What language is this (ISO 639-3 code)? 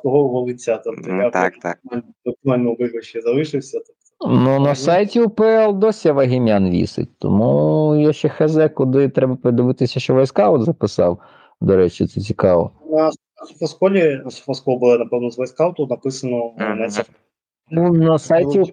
ukr